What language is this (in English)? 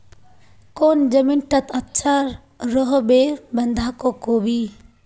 Magahi